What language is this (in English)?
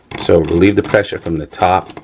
English